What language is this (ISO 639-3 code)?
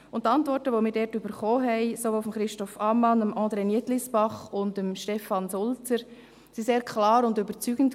gsw